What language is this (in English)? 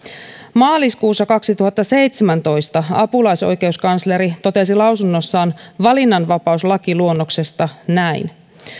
Finnish